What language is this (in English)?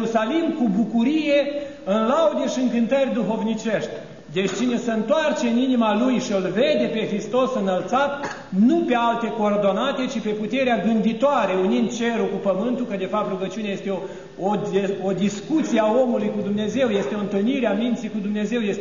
Romanian